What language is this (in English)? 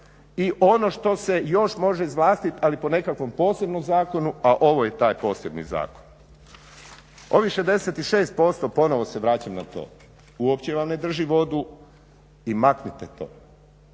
Croatian